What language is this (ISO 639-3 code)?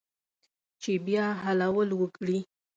pus